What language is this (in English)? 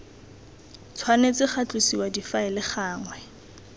Tswana